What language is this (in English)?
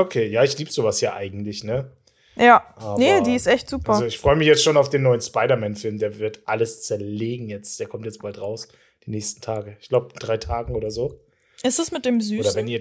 German